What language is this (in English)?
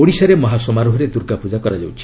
Odia